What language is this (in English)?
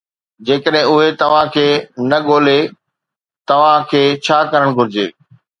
Sindhi